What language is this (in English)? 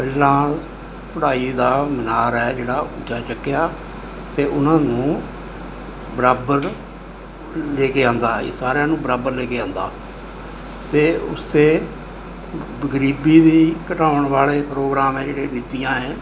Punjabi